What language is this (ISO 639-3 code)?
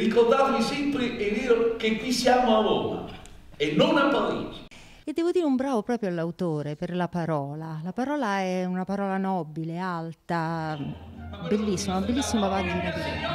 ita